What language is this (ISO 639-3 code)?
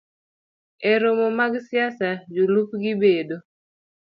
luo